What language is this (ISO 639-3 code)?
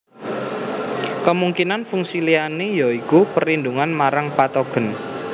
jav